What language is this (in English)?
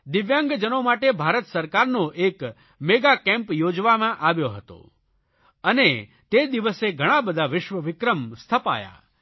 Gujarati